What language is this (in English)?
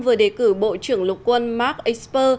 Vietnamese